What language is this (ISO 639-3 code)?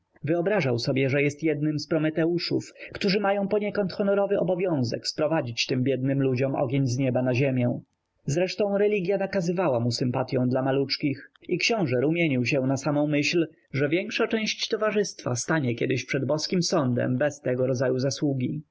pol